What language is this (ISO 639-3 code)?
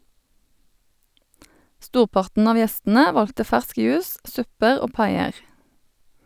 nor